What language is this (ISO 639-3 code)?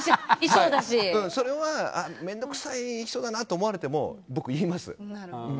jpn